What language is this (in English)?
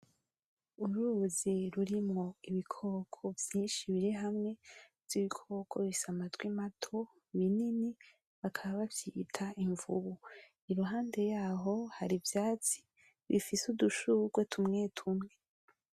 Rundi